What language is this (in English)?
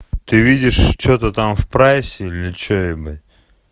Russian